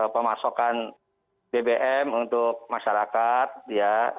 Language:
Indonesian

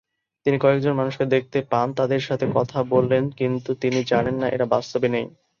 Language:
Bangla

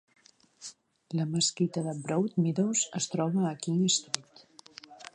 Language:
Catalan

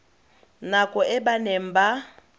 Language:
Tswana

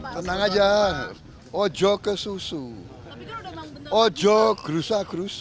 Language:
Indonesian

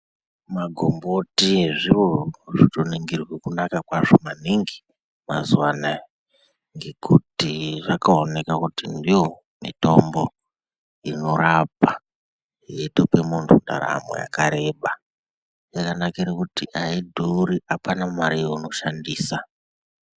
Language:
Ndau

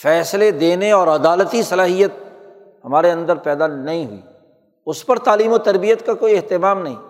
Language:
Urdu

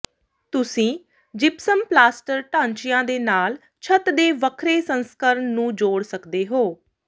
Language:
Punjabi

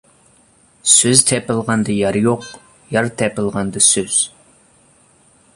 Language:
Uyghur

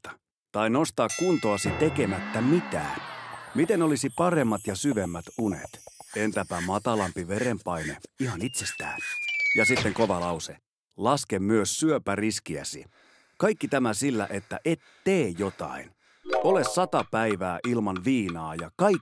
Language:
Finnish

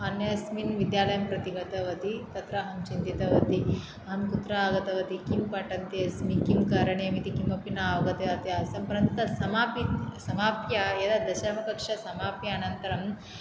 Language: Sanskrit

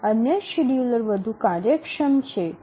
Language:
Gujarati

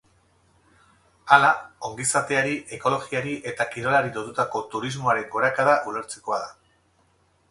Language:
Basque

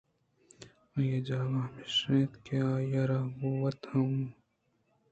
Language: Eastern Balochi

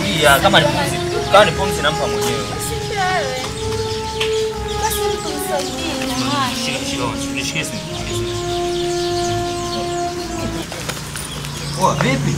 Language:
Romanian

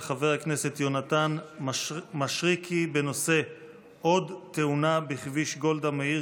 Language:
Hebrew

